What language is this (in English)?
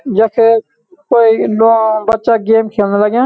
Garhwali